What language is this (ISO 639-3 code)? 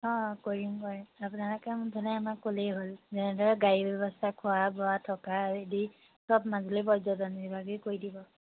asm